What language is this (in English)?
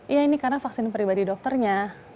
Indonesian